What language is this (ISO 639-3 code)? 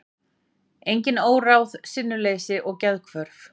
isl